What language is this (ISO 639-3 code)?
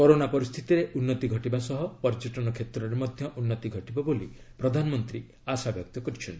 ori